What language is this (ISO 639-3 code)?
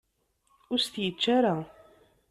kab